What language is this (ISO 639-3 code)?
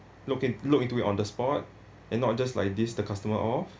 eng